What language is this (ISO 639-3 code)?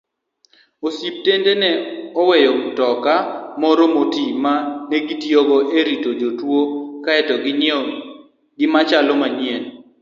luo